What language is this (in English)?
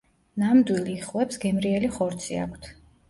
Georgian